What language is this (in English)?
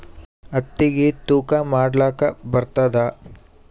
Kannada